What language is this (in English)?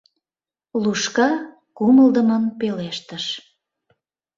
Mari